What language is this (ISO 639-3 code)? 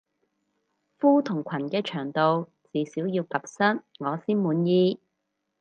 yue